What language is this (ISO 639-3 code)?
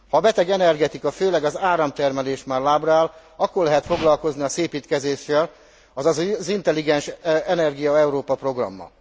hun